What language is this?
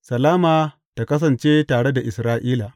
Hausa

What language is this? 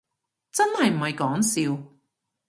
Cantonese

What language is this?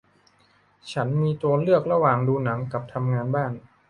Thai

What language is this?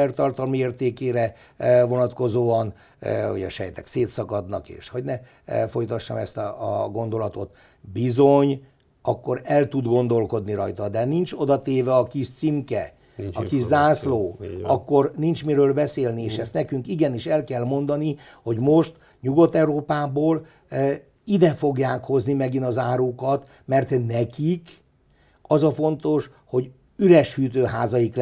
Hungarian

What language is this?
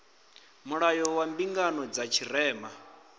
Venda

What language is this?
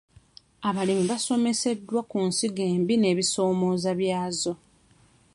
Ganda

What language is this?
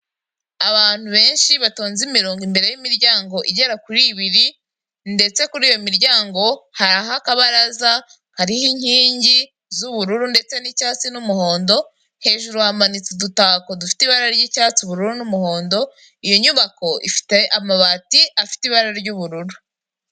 Kinyarwanda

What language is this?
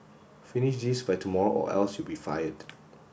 English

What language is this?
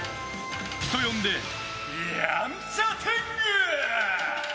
Japanese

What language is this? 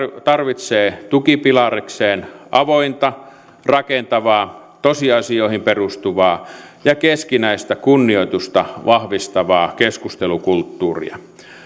Finnish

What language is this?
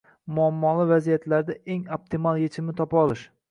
Uzbek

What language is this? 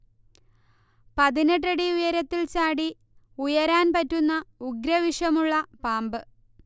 Malayalam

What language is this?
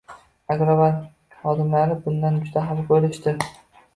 Uzbek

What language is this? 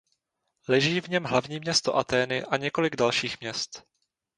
Czech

